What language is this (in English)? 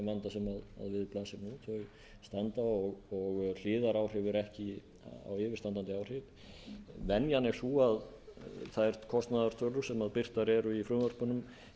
Icelandic